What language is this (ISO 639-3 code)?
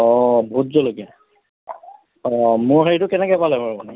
asm